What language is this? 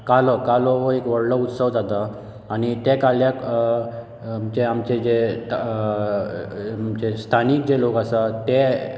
Konkani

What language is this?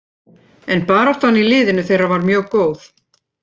Icelandic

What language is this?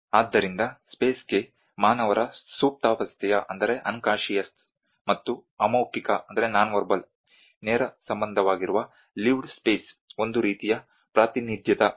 Kannada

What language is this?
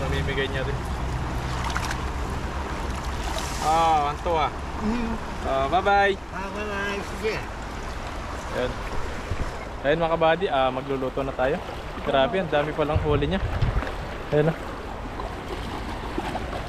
Filipino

